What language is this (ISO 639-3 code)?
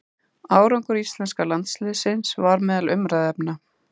isl